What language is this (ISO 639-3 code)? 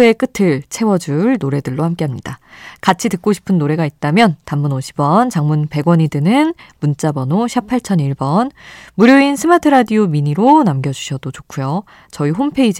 kor